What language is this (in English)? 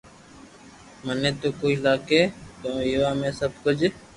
Loarki